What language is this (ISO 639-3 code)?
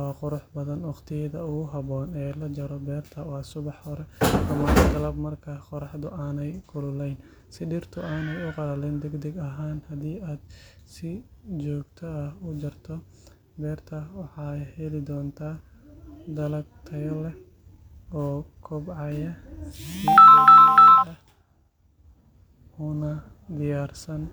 som